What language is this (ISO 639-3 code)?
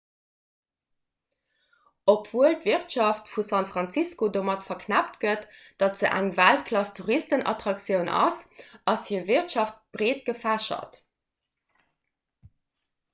ltz